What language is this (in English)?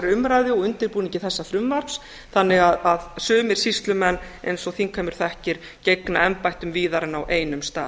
Icelandic